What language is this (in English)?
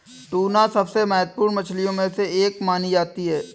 Hindi